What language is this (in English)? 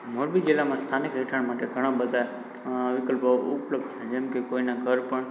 Gujarati